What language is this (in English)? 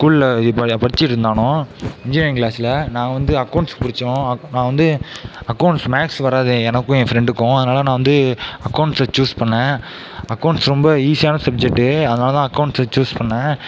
Tamil